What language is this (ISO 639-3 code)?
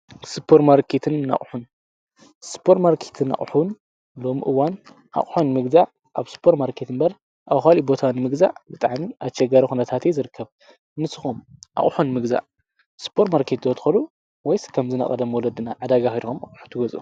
tir